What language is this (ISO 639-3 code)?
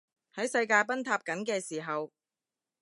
yue